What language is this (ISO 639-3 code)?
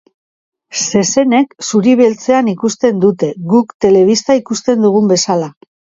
eus